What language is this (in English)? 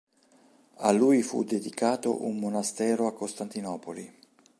Italian